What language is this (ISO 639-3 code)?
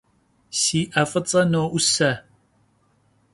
kbd